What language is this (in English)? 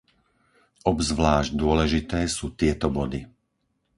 Slovak